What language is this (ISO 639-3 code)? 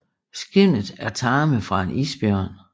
dan